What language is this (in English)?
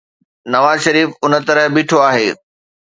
Sindhi